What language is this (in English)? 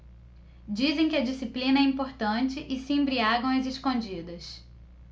Portuguese